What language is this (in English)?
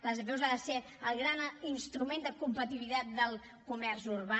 Catalan